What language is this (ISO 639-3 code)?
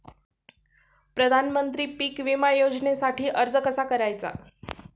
mar